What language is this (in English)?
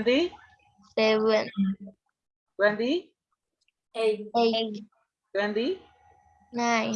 Indonesian